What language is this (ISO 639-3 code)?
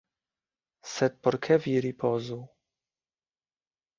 epo